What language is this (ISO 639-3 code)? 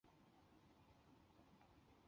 zho